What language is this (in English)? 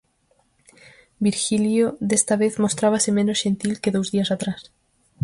Galician